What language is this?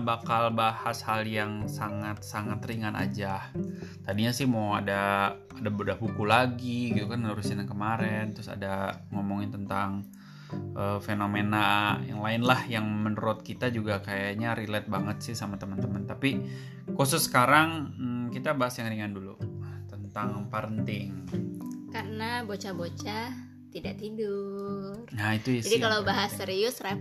Indonesian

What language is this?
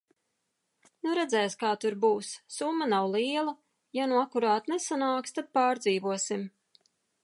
Latvian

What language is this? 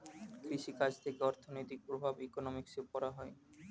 Bangla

